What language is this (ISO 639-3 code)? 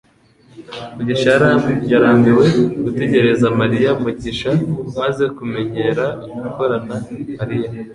kin